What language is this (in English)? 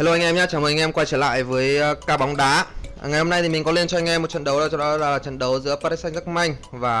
Vietnamese